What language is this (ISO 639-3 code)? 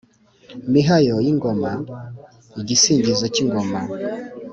kin